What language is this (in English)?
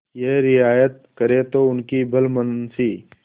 Hindi